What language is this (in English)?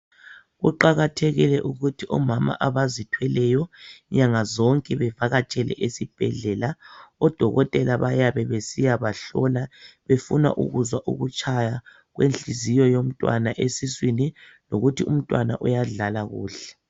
North Ndebele